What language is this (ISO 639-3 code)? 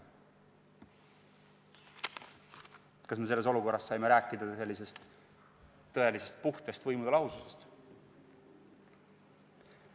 est